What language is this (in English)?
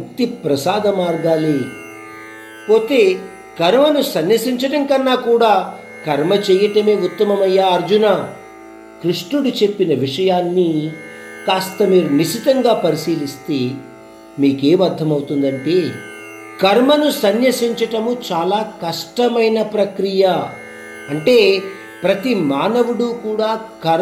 Hindi